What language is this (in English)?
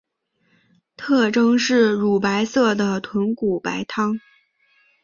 Chinese